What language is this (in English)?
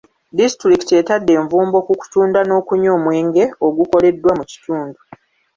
Ganda